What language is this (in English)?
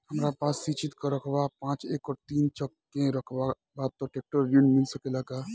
Bhojpuri